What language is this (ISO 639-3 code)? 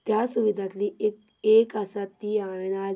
kok